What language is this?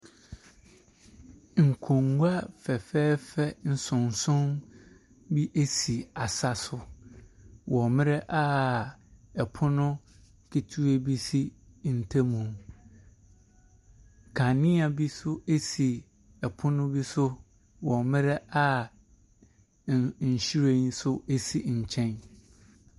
Akan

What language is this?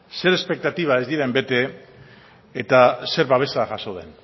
Basque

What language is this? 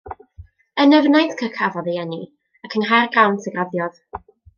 Welsh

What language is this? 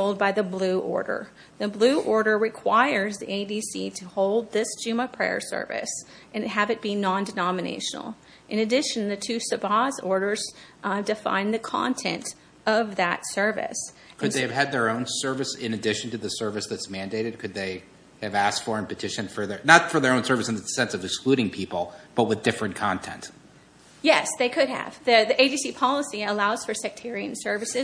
English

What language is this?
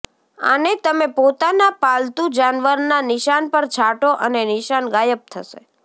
Gujarati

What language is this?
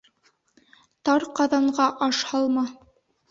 Bashkir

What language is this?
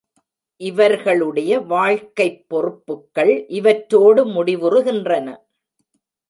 Tamil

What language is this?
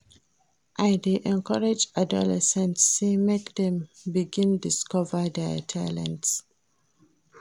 Nigerian Pidgin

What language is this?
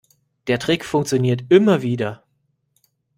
German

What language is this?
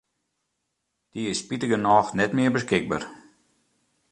Western Frisian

